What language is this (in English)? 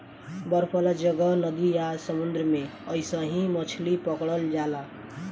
Bhojpuri